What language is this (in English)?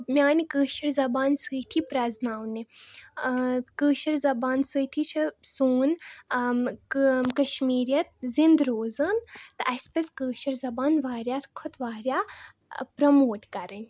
Kashmiri